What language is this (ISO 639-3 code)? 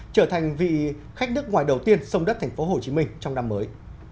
vie